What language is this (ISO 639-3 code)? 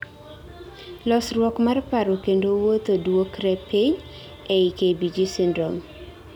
luo